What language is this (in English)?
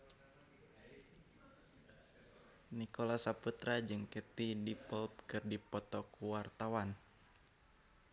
Sundanese